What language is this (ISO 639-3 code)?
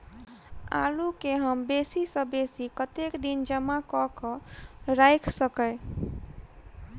mai